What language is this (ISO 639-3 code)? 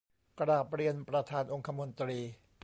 tha